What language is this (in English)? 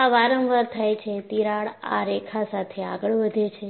Gujarati